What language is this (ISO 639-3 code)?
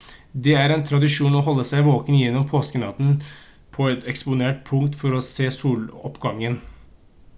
nob